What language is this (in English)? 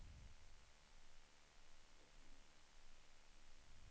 Swedish